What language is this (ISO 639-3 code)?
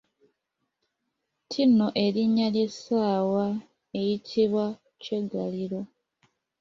lug